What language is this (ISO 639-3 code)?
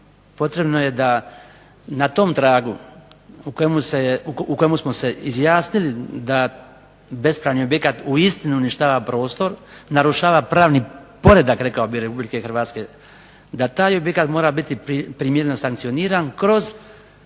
hrv